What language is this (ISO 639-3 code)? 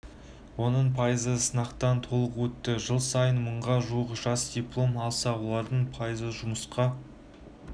kaz